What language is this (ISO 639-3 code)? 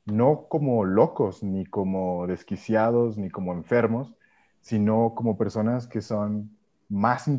spa